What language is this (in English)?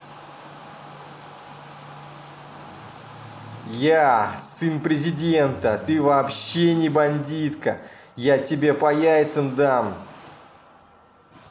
Russian